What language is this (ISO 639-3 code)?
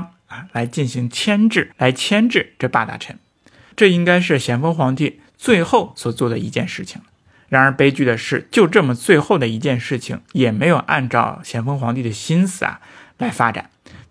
zho